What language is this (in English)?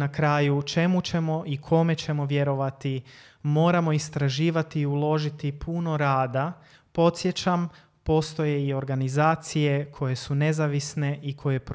Croatian